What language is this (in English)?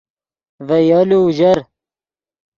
Yidgha